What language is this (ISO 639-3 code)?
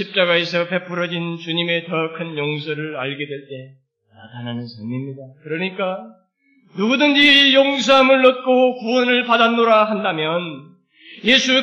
kor